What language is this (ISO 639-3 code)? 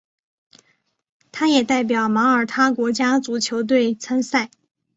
zho